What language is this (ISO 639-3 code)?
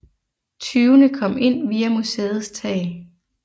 dan